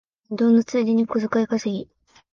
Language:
Japanese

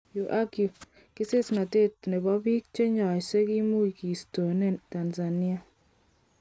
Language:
Kalenjin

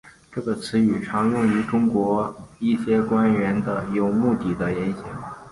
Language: Chinese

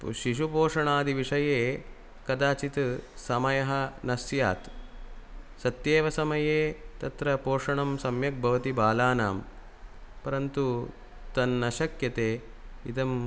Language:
Sanskrit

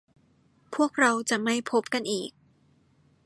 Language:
Thai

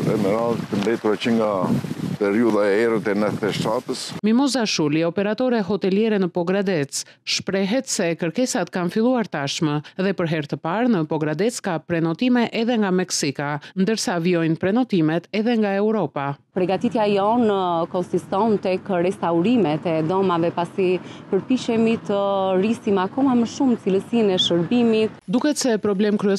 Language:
Latvian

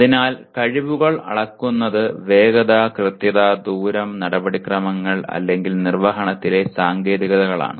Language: Malayalam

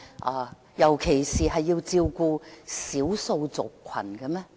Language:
Cantonese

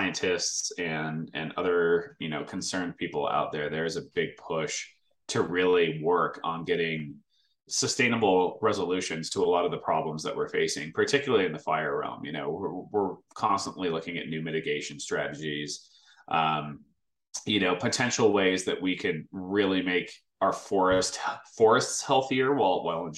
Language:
English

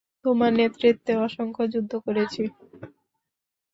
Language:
Bangla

